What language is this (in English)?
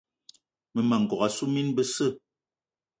Eton (Cameroon)